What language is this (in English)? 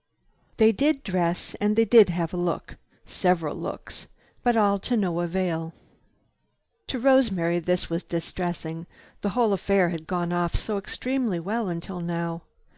English